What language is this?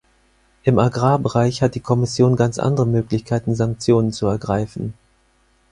German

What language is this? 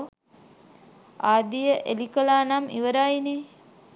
Sinhala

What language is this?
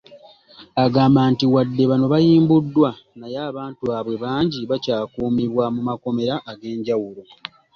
Ganda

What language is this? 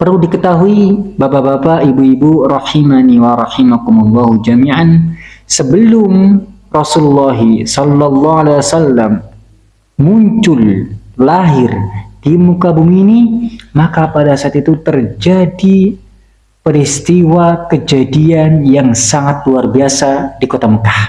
Indonesian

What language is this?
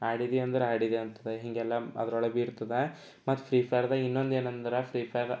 Kannada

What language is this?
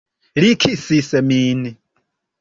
Esperanto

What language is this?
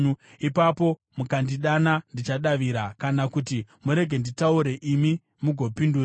Shona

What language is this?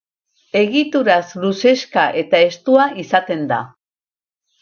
Basque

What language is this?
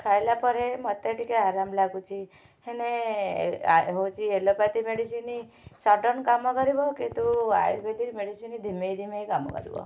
Odia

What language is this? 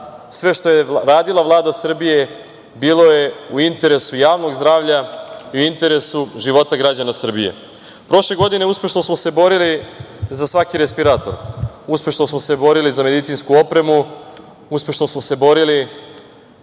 Serbian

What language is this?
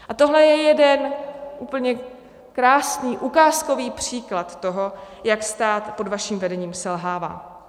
Czech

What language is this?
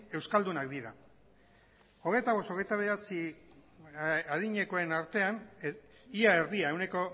Basque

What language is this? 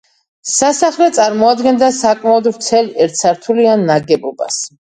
Georgian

